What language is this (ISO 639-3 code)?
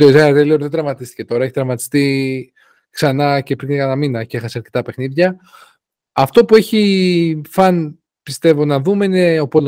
ell